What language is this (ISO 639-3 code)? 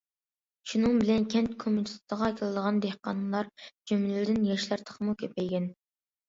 uig